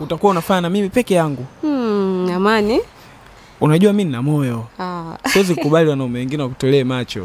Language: Swahili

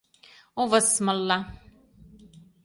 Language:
Mari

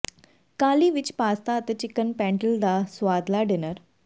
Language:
Punjabi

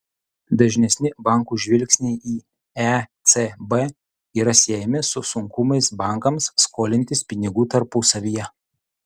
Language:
Lithuanian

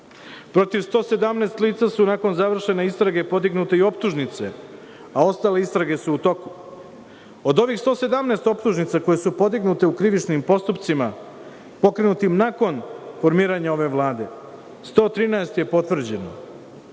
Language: Serbian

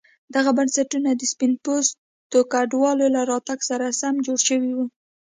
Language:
Pashto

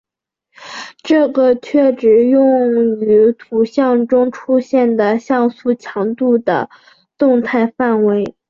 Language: Chinese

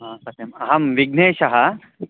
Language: Sanskrit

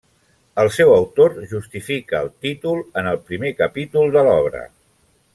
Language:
Catalan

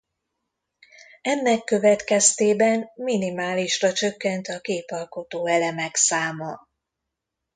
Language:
Hungarian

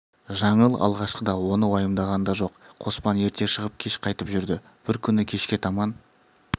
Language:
Kazakh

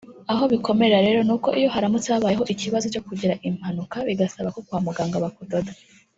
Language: Kinyarwanda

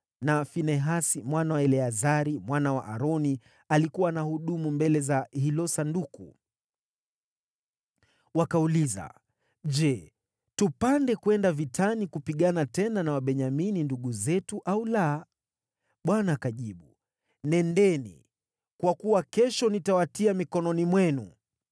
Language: Swahili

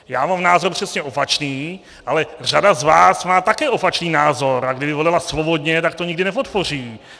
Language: Czech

